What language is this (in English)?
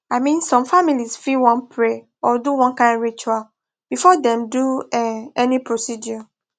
Nigerian Pidgin